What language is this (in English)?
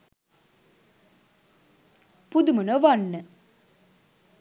Sinhala